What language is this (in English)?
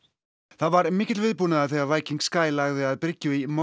Icelandic